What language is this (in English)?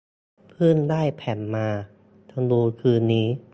Thai